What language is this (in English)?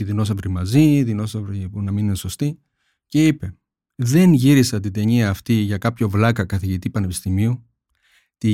Greek